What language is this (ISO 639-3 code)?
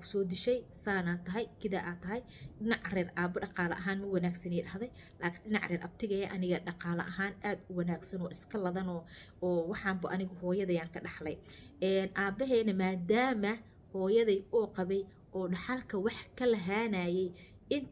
ara